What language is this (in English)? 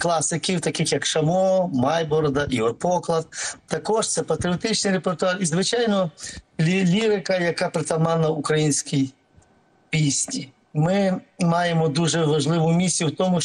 Ukrainian